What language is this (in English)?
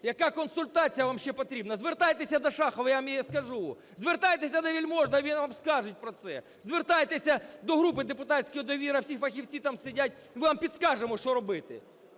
Ukrainian